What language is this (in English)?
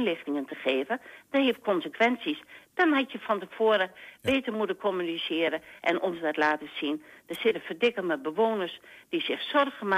Dutch